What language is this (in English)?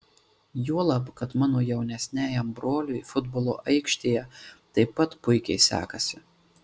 Lithuanian